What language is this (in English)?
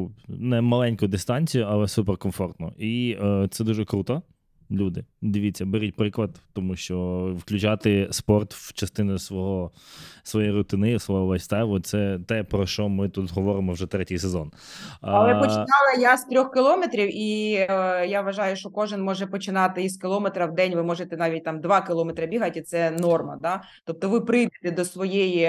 Ukrainian